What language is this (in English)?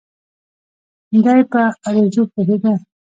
Pashto